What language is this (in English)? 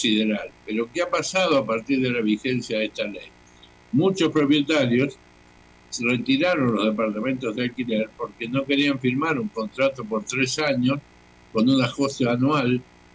Spanish